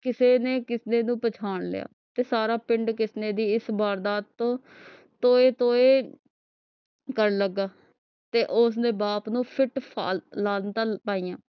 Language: Punjabi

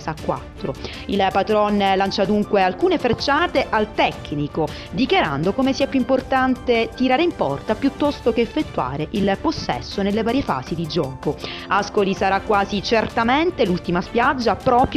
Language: Italian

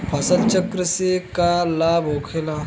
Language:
Bhojpuri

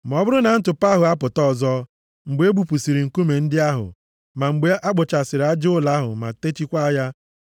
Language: Igbo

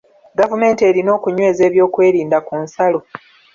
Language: Ganda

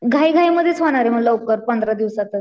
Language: Marathi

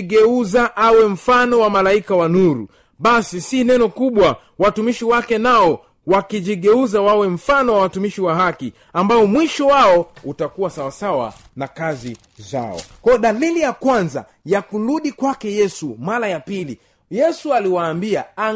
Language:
Swahili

